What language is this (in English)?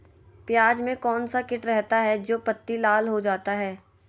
Magahi